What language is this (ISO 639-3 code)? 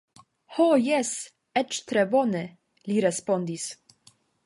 epo